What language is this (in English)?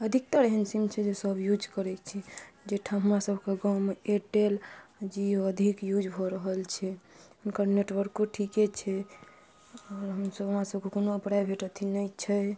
Maithili